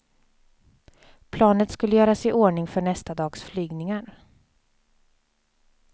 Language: Swedish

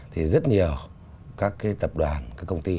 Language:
Vietnamese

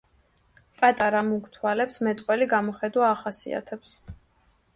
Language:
Georgian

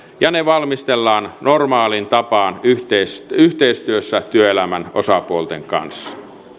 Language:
Finnish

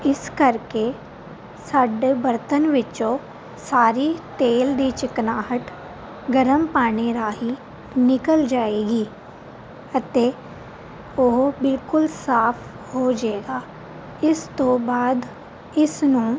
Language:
Punjabi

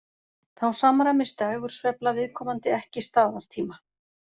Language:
Icelandic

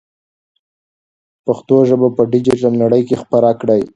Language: Pashto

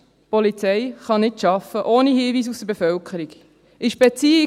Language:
Swiss German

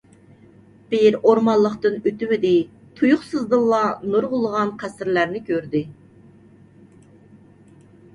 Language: Uyghur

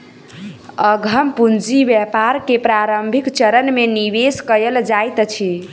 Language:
Maithili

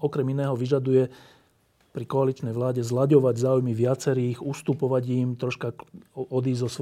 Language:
Slovak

